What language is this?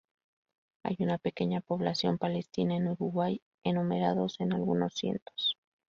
Spanish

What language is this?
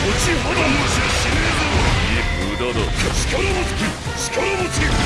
Japanese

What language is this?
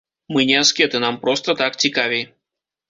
Belarusian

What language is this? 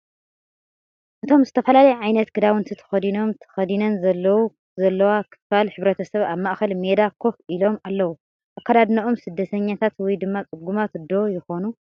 Tigrinya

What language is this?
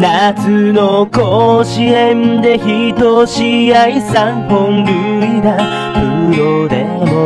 Japanese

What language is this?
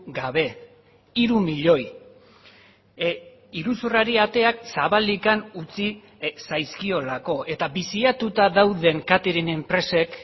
Basque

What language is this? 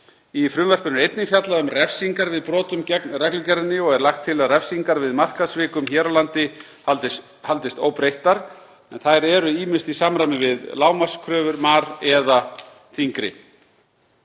Icelandic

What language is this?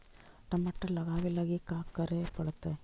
Magahi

